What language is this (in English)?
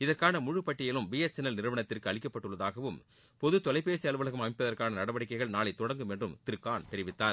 Tamil